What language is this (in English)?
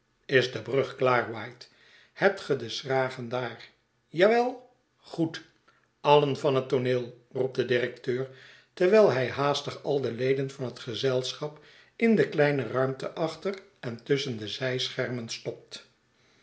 Dutch